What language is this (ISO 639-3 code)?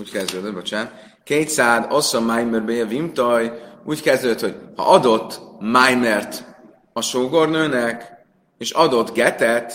hun